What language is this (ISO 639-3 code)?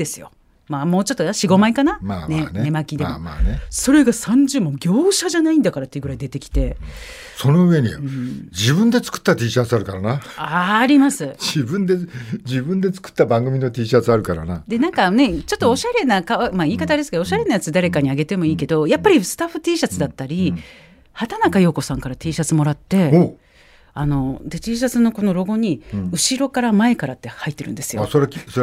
jpn